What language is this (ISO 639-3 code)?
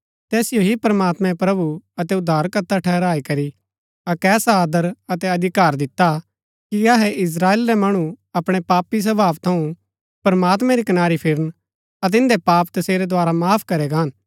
gbk